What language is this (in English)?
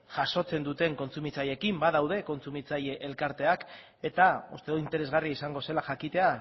Basque